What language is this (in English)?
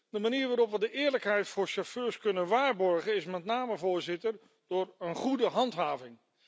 Dutch